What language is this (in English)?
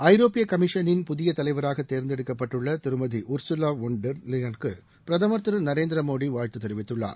Tamil